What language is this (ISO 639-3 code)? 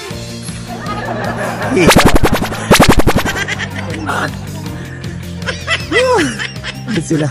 fil